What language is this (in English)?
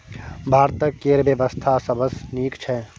Maithili